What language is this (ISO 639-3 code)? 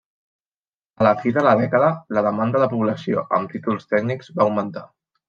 cat